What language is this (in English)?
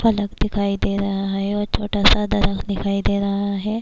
Urdu